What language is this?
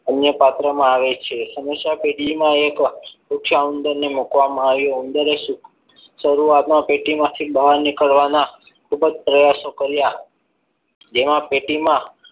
Gujarati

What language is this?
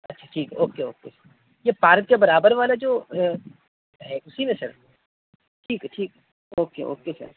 Urdu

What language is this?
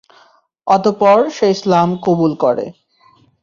Bangla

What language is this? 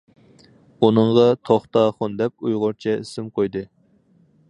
Uyghur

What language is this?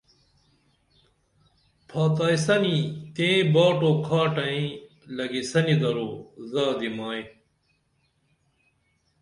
Dameli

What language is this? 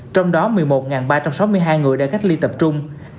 Vietnamese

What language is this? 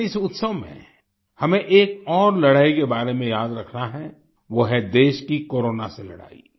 Hindi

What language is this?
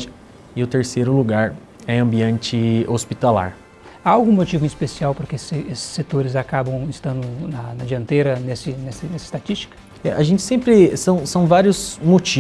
Portuguese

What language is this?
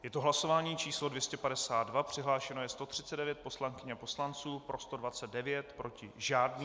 Czech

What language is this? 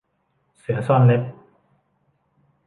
Thai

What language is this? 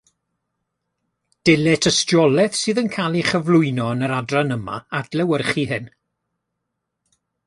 Welsh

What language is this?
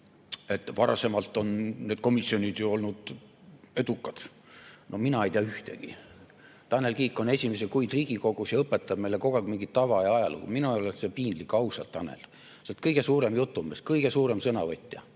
Estonian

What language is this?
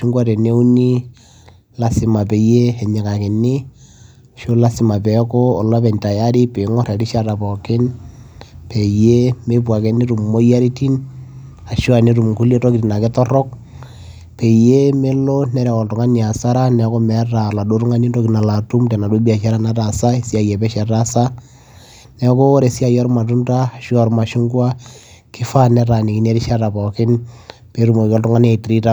Masai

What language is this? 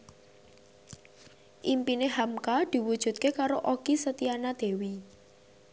Javanese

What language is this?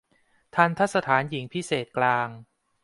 Thai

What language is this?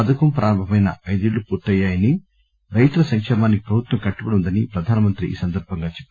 Telugu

